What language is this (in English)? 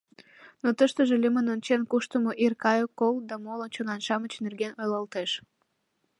Mari